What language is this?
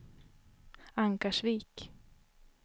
Swedish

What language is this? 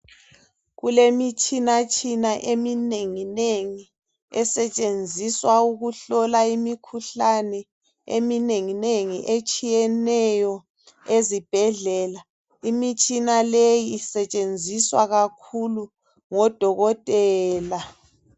North Ndebele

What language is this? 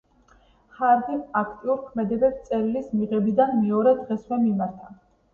Georgian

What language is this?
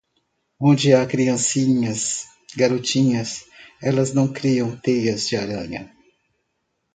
Portuguese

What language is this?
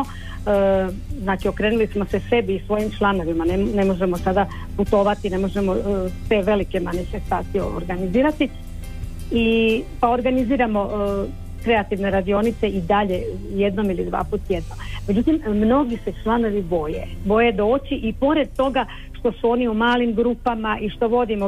Croatian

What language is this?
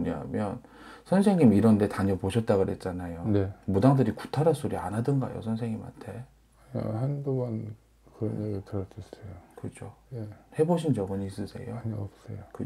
Korean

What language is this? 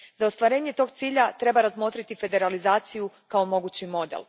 Croatian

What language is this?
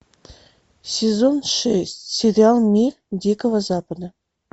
Russian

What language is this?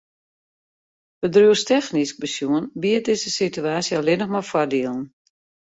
Western Frisian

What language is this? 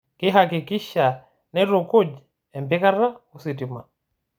Masai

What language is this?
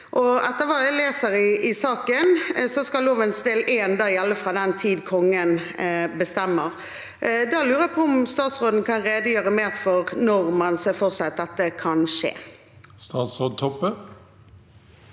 Norwegian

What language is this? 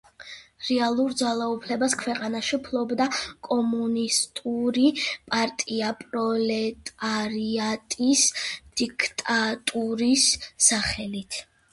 Georgian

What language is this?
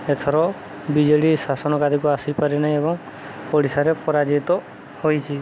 Odia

